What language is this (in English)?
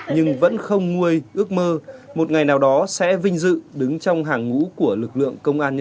Vietnamese